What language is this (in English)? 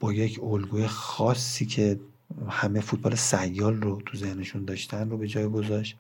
Persian